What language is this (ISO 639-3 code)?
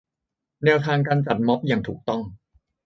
tha